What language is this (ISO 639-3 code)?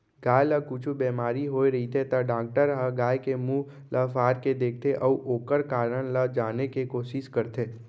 hne